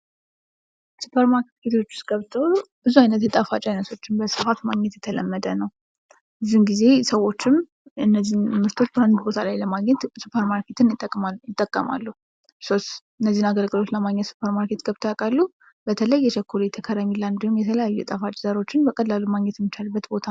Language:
Amharic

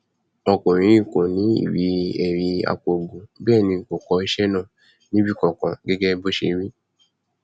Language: Yoruba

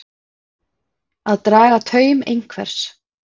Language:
Icelandic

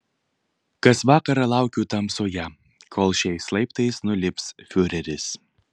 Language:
Lithuanian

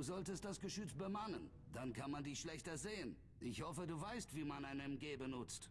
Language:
German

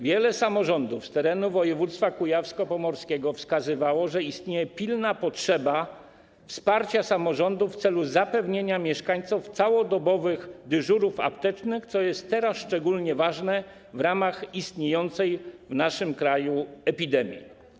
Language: Polish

